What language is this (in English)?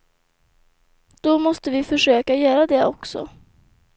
Swedish